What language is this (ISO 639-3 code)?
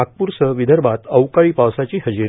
mar